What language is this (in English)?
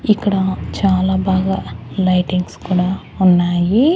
Telugu